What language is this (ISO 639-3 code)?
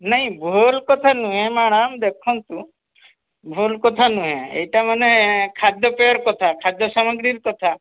ori